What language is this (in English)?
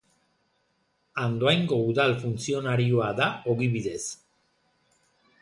Basque